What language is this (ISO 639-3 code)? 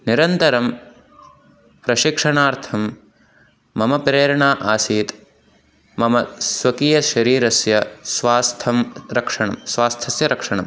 san